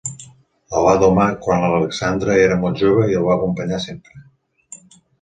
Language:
Catalan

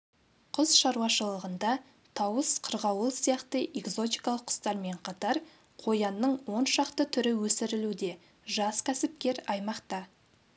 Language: Kazakh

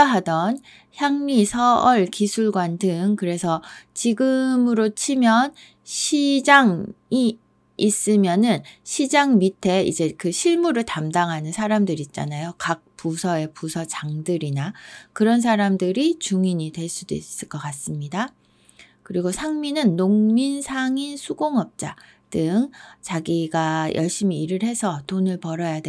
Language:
Korean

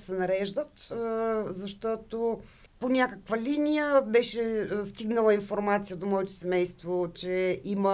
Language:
Bulgarian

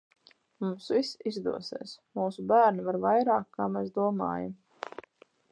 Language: Latvian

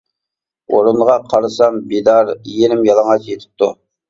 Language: Uyghur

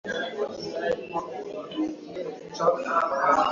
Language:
Swahili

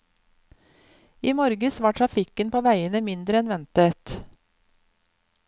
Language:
Norwegian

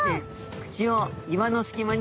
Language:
Japanese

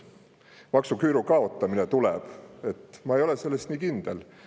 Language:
Estonian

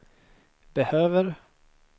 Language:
Swedish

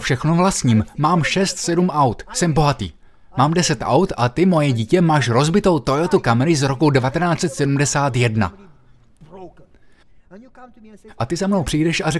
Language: Czech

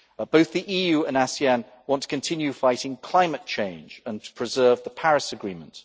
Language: English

